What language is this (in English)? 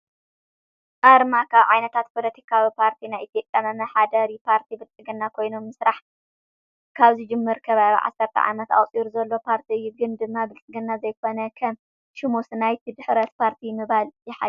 Tigrinya